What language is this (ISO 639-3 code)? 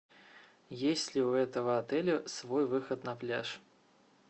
rus